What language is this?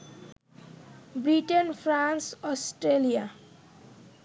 Bangla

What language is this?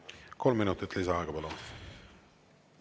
Estonian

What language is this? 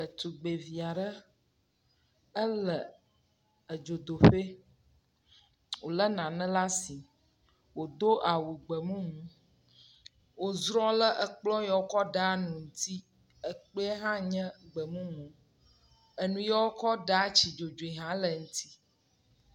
Ewe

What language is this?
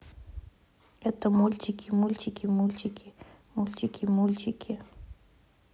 Russian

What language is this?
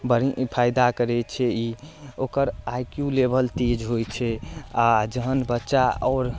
Maithili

